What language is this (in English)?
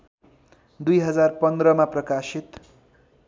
Nepali